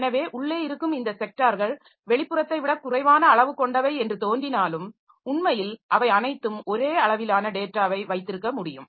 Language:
Tamil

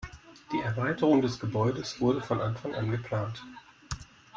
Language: German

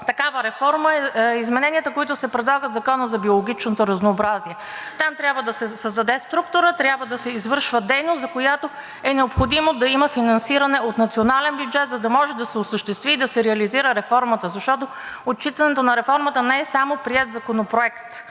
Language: Bulgarian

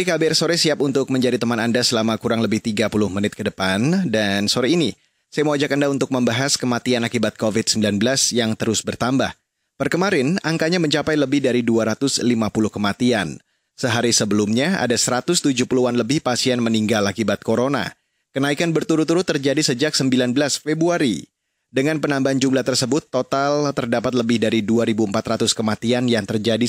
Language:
Indonesian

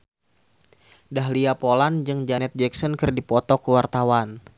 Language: Sundanese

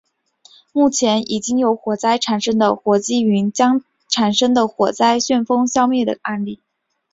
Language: Chinese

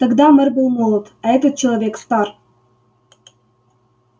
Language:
Russian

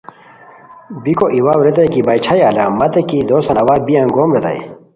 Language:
Khowar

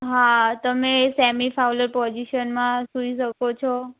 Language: Gujarati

